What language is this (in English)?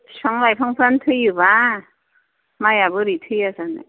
Bodo